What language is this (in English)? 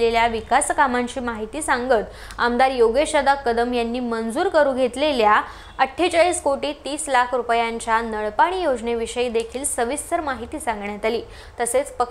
Marathi